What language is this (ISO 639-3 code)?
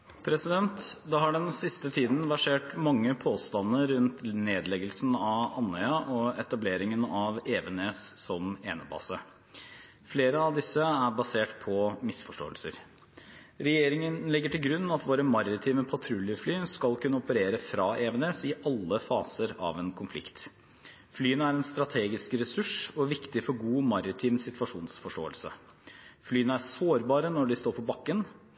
nor